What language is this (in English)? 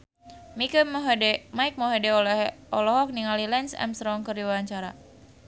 Sundanese